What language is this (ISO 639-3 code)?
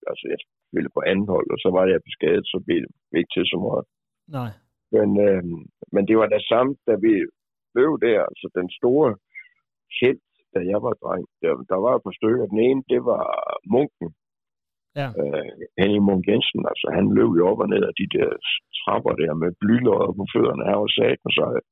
dan